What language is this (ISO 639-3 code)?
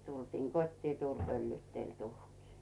fin